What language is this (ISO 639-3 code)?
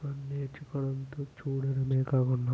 tel